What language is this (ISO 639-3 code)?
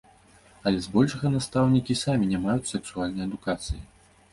bel